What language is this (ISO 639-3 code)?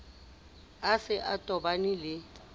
sot